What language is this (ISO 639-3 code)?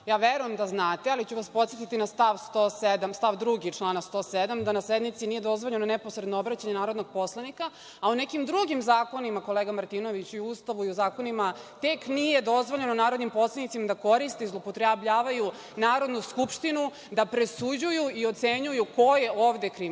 srp